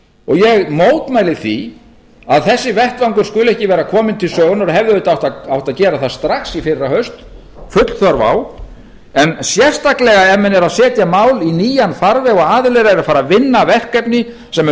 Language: Icelandic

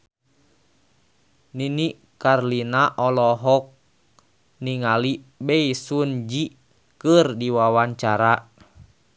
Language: Sundanese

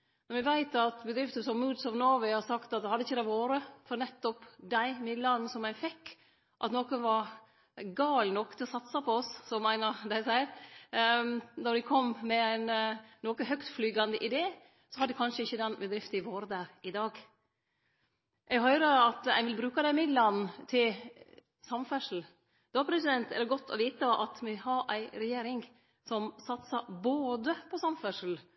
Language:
Norwegian Nynorsk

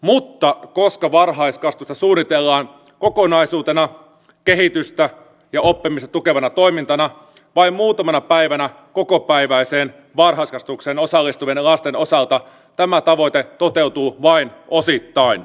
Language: Finnish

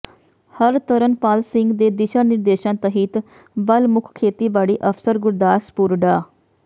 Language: Punjabi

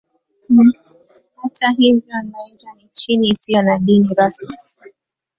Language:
Swahili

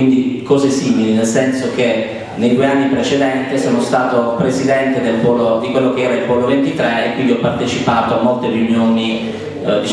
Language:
Italian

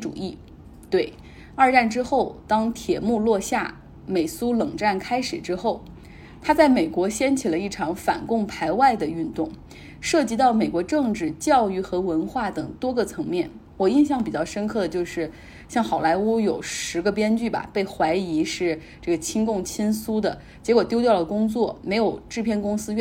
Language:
Chinese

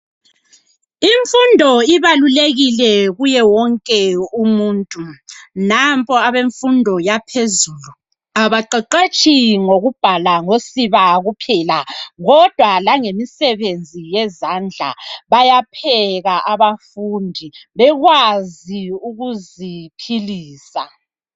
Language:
North Ndebele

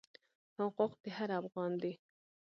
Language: Pashto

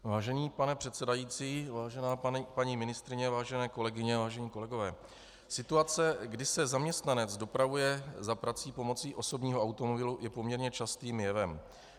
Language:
Czech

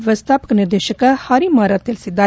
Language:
Kannada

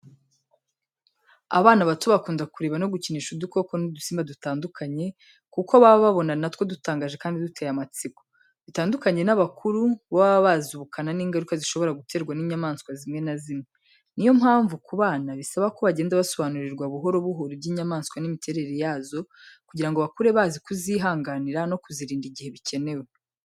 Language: Kinyarwanda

